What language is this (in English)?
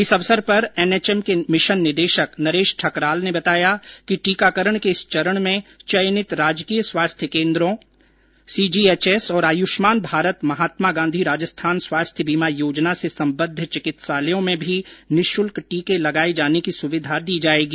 Hindi